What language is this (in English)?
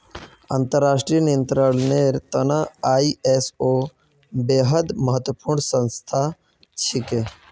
Magahi